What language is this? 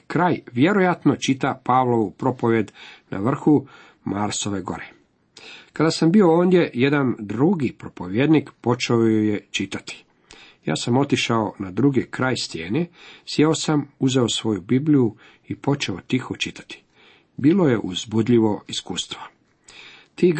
Croatian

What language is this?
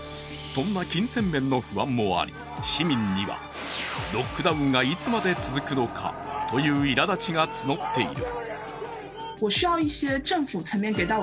Japanese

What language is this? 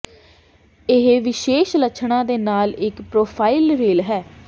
Punjabi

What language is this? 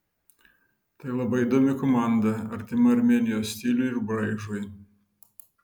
Lithuanian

